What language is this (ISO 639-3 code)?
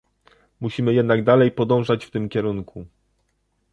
pol